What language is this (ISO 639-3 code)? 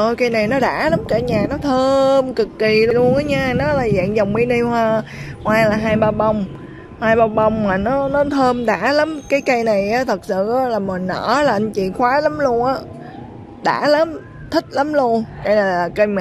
vie